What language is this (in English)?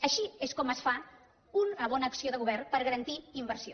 Catalan